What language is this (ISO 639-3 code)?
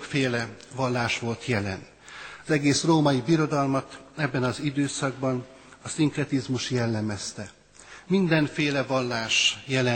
hun